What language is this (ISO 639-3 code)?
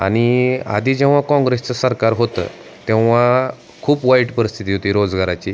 mar